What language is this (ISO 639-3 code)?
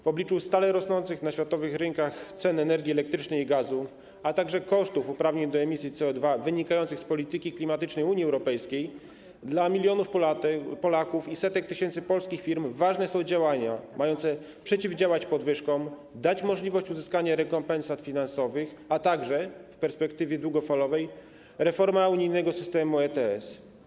pol